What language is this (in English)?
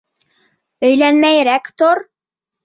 Bashkir